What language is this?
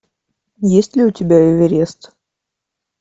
Russian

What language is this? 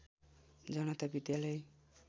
Nepali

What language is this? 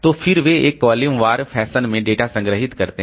Hindi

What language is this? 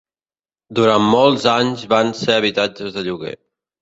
Catalan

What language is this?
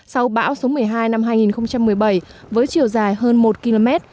Vietnamese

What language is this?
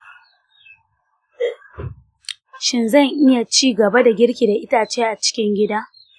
Hausa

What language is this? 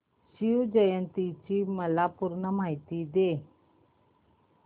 Marathi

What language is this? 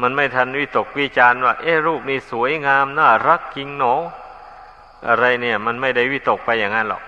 Thai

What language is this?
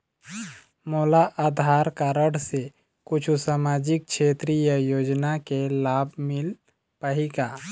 Chhattisgarhi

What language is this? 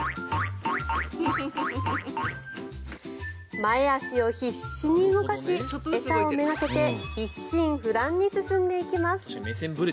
Japanese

